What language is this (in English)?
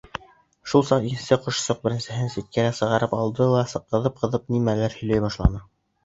Bashkir